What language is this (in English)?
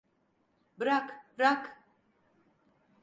Turkish